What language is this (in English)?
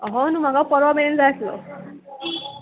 Konkani